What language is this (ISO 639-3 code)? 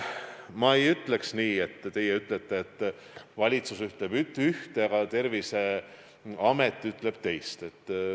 est